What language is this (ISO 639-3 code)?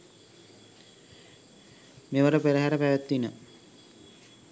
sin